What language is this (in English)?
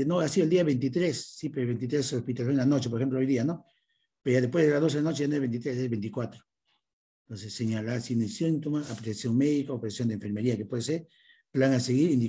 Spanish